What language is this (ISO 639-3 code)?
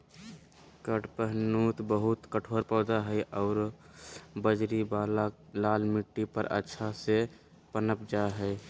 mag